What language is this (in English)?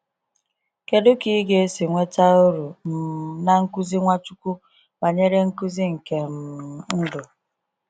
Igbo